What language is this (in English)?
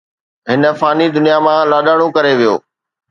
Sindhi